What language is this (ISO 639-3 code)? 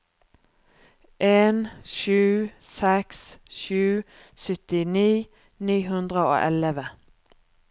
nor